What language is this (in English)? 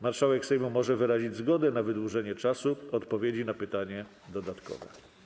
Polish